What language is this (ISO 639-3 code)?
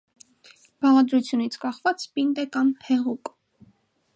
hye